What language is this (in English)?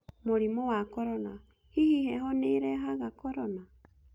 Kikuyu